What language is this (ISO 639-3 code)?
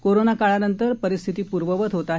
mar